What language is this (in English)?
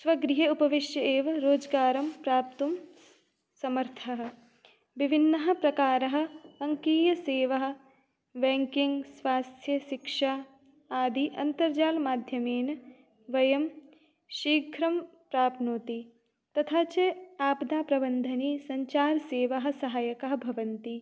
Sanskrit